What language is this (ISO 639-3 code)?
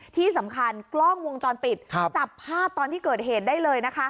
tha